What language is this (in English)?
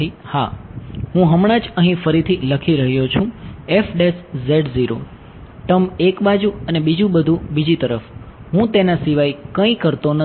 Gujarati